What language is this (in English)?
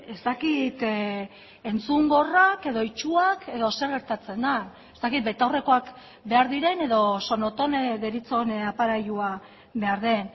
Basque